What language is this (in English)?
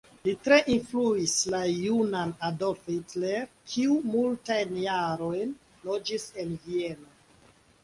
Esperanto